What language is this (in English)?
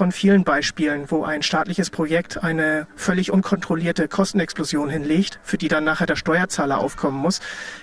German